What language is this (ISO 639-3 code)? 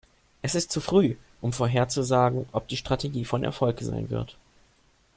deu